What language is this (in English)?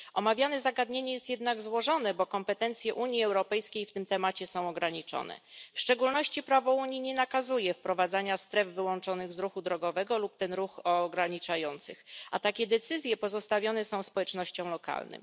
Polish